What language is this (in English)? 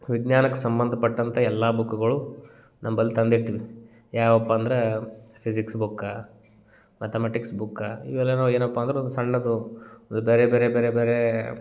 Kannada